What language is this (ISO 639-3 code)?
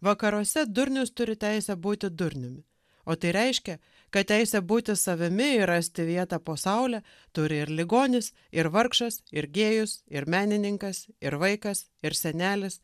lit